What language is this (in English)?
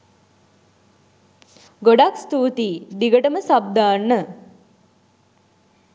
Sinhala